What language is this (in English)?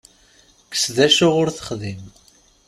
Kabyle